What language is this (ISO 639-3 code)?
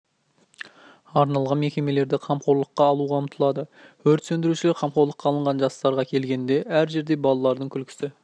kaz